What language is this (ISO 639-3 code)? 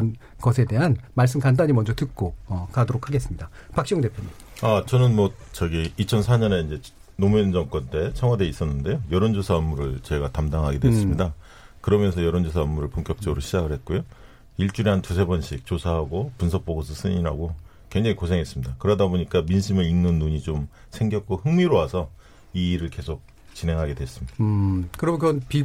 kor